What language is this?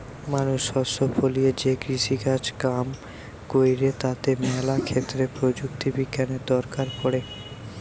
Bangla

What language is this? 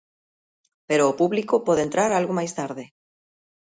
Galician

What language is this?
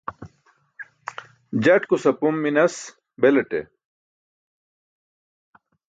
Burushaski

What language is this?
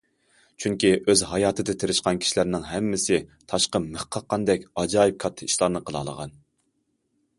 Uyghur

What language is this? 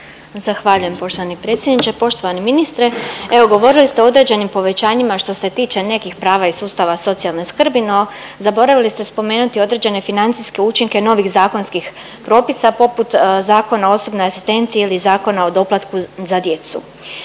Croatian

